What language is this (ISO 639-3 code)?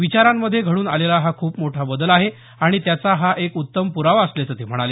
mar